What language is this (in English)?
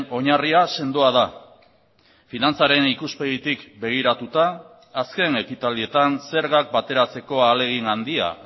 Basque